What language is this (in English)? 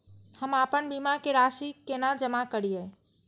Maithili